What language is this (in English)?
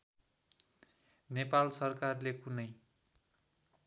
Nepali